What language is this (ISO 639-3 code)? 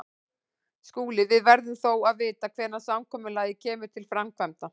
isl